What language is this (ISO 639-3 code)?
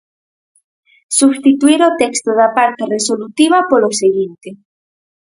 glg